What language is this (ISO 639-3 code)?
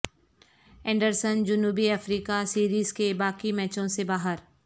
urd